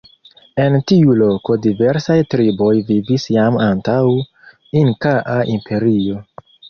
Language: Esperanto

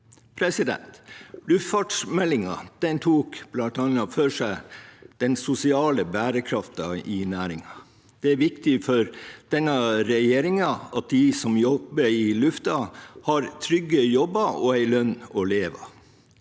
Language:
Norwegian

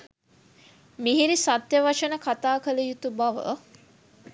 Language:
Sinhala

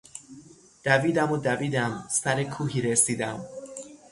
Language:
Persian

